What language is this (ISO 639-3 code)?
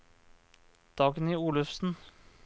nor